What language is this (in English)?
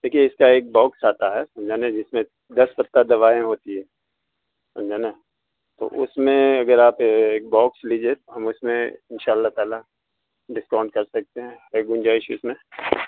Urdu